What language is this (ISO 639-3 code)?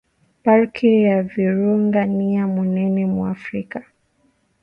swa